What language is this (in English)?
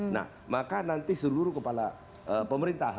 Indonesian